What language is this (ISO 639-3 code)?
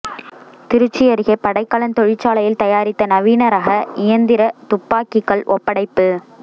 tam